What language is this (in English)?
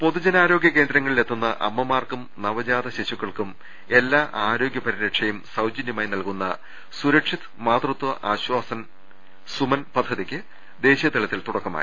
Malayalam